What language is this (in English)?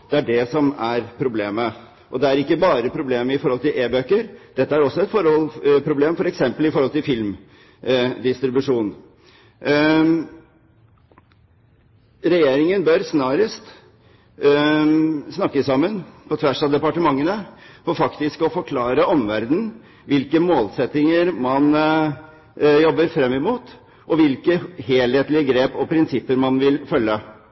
Norwegian Bokmål